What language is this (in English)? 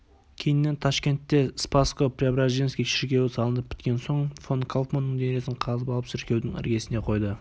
Kazakh